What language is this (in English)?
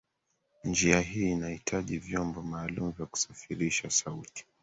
Swahili